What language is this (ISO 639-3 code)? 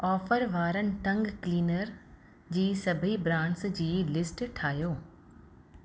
snd